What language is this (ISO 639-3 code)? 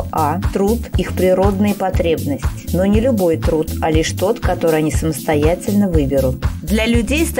rus